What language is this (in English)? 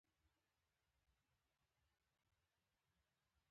Pashto